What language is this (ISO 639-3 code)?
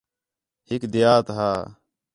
xhe